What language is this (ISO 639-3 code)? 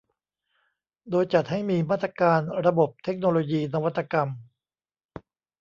tha